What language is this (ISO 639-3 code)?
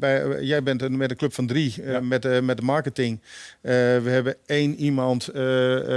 nld